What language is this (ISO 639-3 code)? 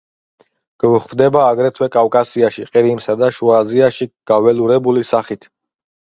kat